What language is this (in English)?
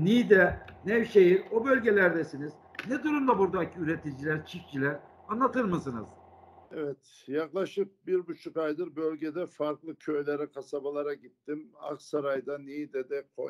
Turkish